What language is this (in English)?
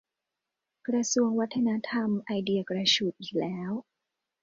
Thai